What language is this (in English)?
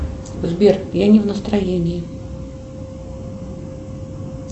Russian